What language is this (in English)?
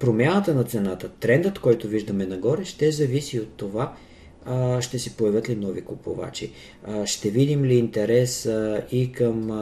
Bulgarian